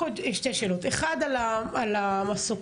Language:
Hebrew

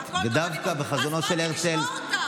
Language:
Hebrew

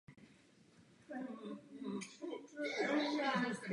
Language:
Czech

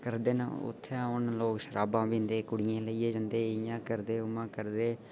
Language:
Dogri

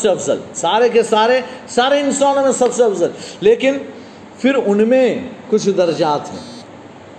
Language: Urdu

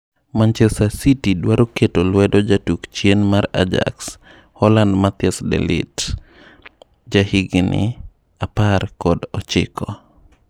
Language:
Luo (Kenya and Tanzania)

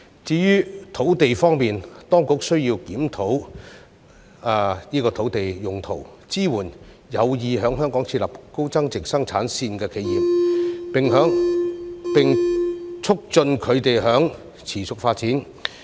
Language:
Cantonese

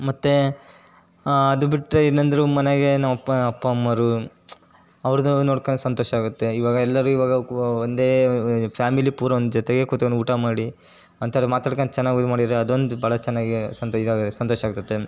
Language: Kannada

